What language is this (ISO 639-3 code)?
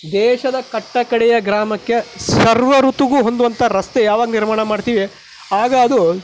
kan